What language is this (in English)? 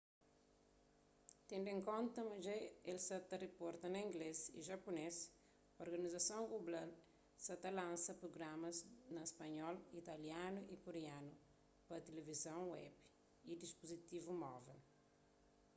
Kabuverdianu